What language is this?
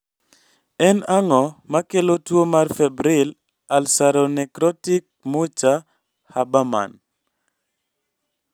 Luo (Kenya and Tanzania)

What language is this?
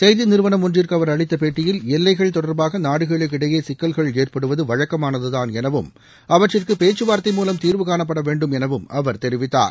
Tamil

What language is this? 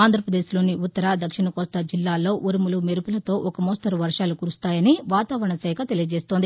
Telugu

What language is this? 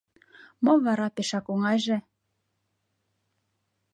Mari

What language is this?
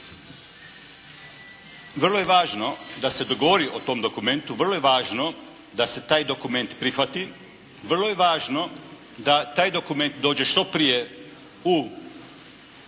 Croatian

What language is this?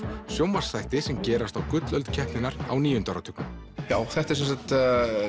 Icelandic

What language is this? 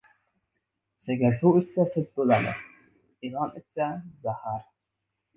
Uzbek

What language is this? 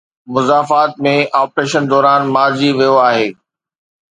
Sindhi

